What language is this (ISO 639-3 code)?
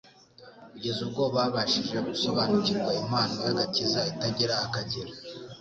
kin